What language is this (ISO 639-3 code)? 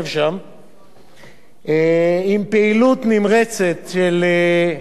heb